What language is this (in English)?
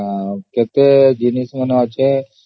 Odia